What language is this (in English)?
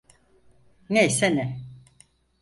Turkish